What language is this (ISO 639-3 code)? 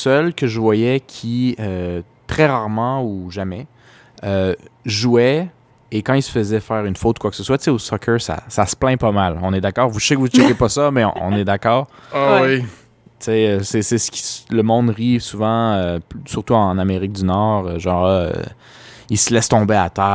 fra